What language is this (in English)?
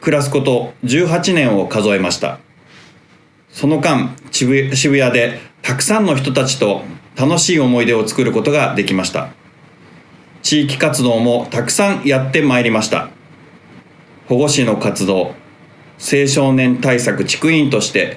Japanese